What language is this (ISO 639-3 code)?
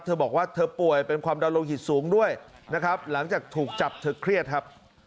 tha